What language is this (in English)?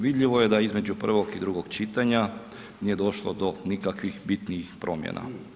Croatian